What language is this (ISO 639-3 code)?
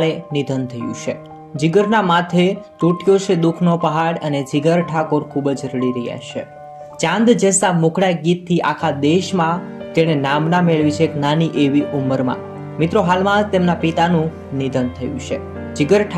guj